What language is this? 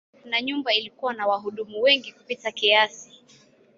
Swahili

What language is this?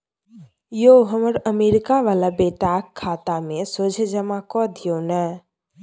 Maithili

